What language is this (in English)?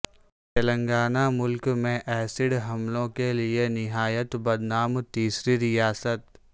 Urdu